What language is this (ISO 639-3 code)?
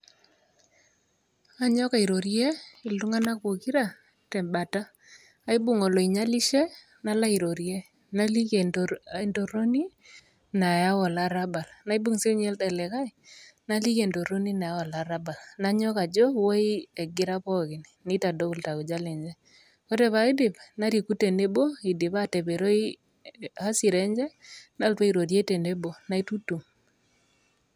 mas